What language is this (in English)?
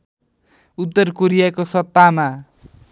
Nepali